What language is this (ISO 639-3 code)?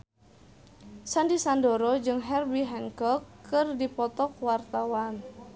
sun